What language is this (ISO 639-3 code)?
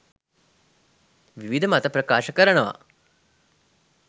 sin